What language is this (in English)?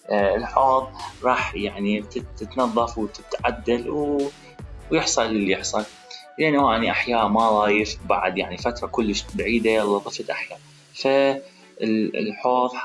Arabic